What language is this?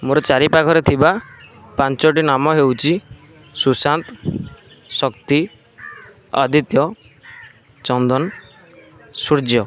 Odia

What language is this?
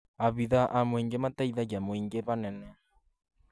Kikuyu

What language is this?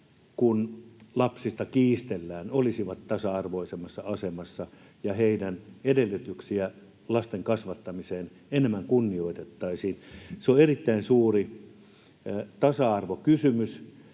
Finnish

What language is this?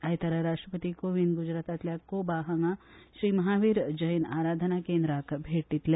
Konkani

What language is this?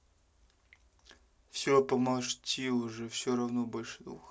Russian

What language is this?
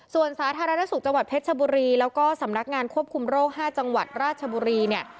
Thai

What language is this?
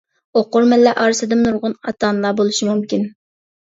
Uyghur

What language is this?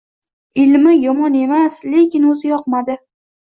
Uzbek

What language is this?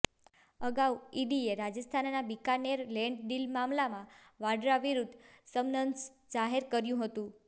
Gujarati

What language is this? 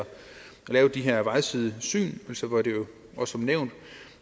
Danish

